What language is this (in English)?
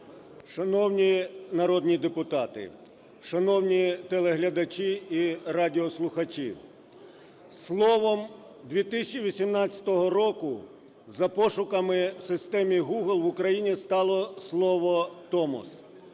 Ukrainian